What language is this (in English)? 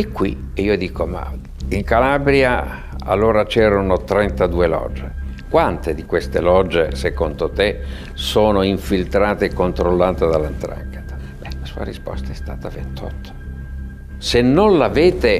Italian